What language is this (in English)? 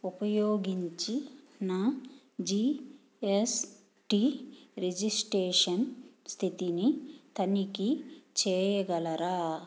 Telugu